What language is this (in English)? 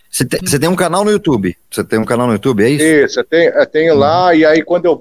Portuguese